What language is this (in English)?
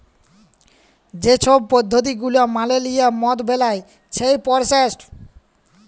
Bangla